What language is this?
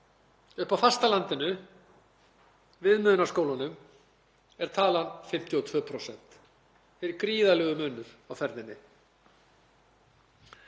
Icelandic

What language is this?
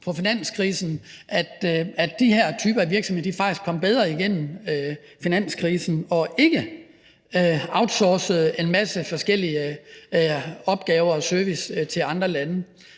Danish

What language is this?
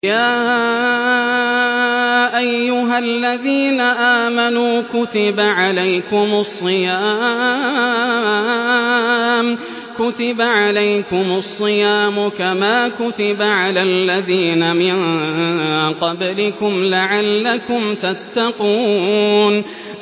Arabic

